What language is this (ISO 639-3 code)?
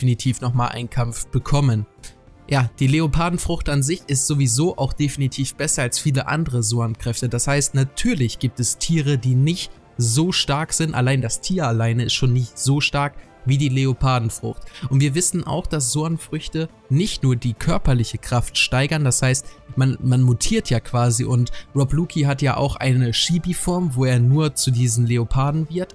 deu